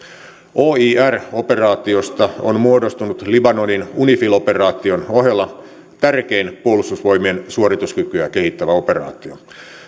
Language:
Finnish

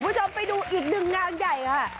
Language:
Thai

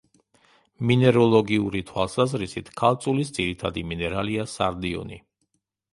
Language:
Georgian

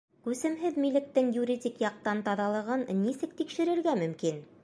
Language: Bashkir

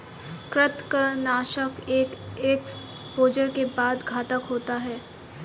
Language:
Hindi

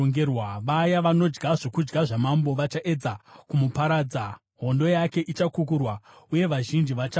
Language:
Shona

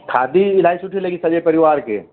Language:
Sindhi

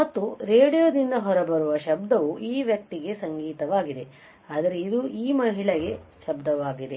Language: Kannada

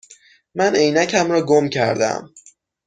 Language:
Persian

